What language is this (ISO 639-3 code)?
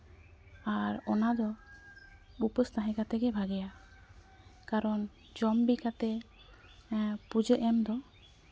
sat